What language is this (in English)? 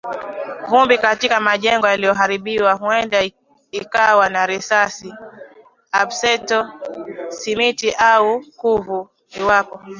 Swahili